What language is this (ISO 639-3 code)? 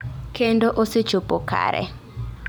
luo